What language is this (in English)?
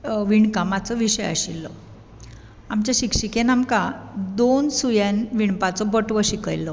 Konkani